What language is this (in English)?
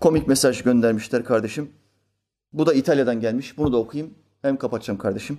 Turkish